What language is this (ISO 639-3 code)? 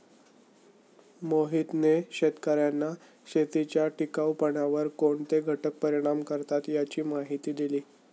mar